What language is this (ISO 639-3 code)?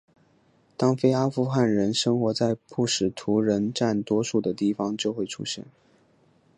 zho